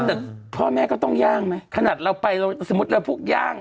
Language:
Thai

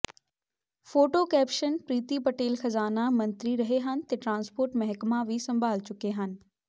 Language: Punjabi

